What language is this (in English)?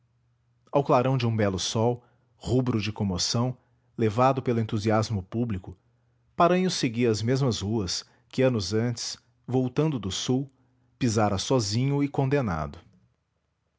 Portuguese